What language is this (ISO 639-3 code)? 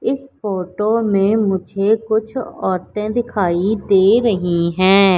hin